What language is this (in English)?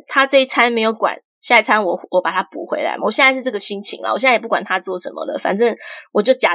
Chinese